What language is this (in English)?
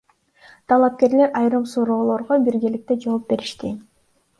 Kyrgyz